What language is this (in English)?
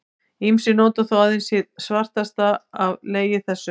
Icelandic